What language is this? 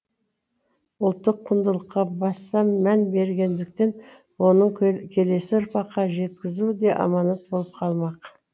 Kazakh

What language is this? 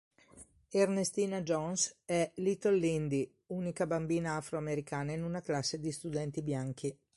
Italian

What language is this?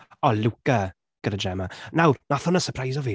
Welsh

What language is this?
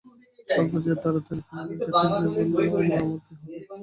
Bangla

